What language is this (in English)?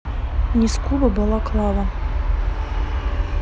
Russian